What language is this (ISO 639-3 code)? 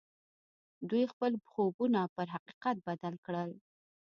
pus